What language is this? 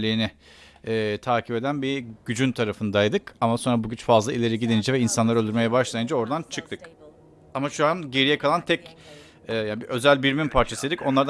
Turkish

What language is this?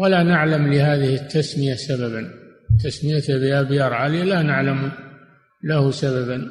Arabic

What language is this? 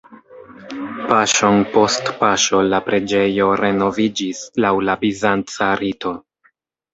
Esperanto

